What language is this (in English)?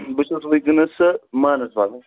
Kashmiri